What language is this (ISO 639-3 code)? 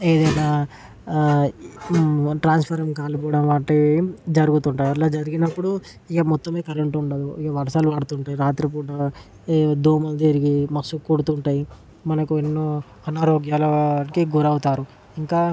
tel